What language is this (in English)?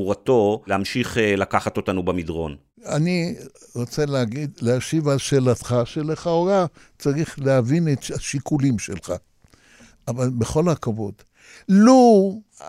Hebrew